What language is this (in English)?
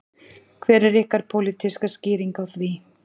Icelandic